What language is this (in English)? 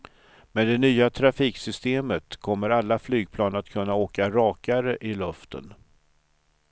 Swedish